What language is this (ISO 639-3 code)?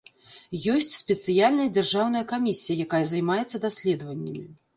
bel